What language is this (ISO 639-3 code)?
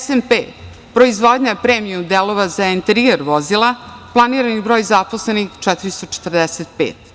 srp